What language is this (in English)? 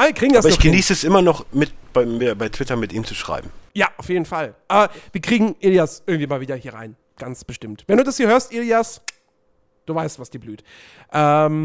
German